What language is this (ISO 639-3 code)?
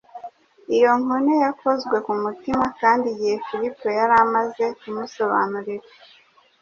kin